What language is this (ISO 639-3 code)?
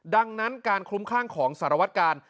tha